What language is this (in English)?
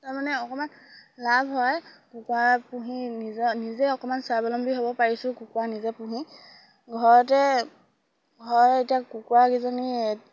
Assamese